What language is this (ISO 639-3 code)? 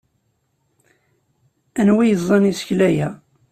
kab